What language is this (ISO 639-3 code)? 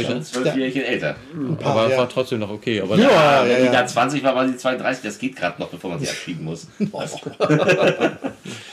deu